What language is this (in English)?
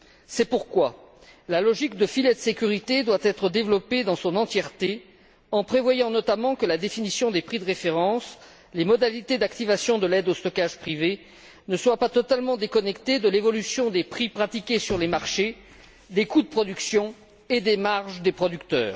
French